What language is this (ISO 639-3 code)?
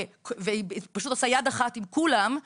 heb